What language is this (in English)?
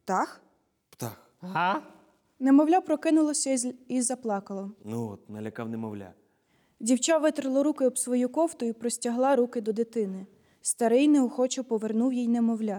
Ukrainian